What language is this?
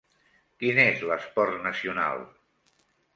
Catalan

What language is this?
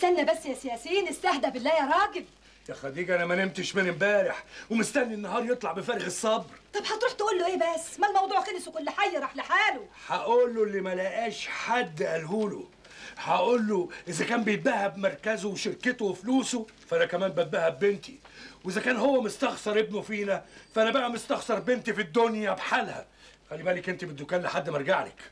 Arabic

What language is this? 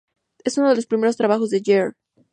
Spanish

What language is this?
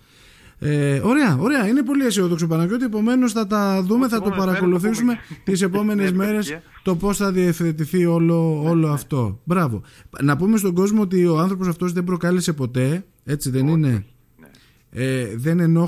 Greek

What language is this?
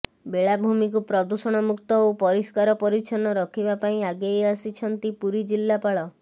Odia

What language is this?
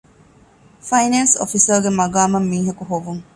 Divehi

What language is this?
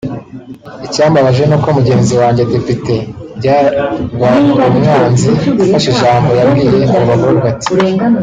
Kinyarwanda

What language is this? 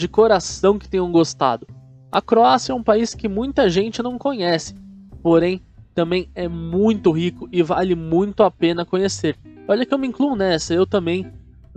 Portuguese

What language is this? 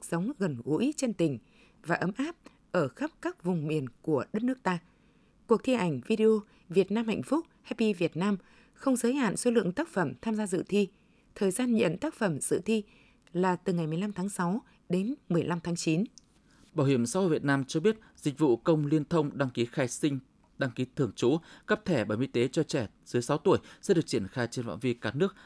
Vietnamese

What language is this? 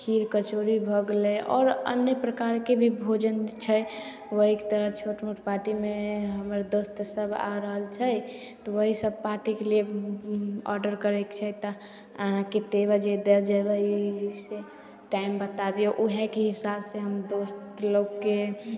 Maithili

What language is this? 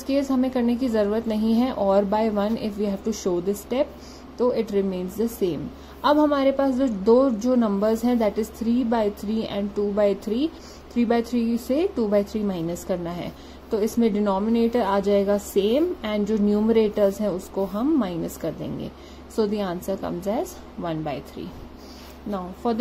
Hindi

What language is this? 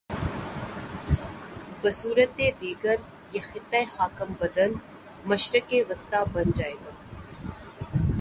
Urdu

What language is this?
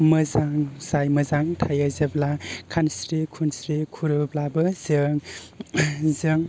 Bodo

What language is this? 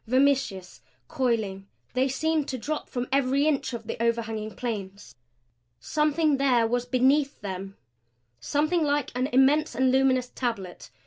English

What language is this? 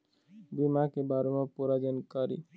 Chhattisgarhi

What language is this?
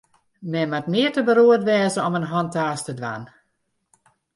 Western Frisian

